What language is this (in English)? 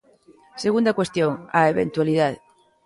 Galician